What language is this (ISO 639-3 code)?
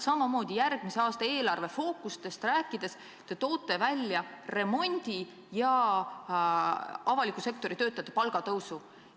est